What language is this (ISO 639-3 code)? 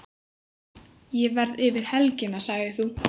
isl